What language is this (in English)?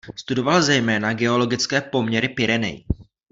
Czech